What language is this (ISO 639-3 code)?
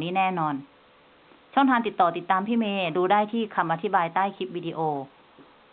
tha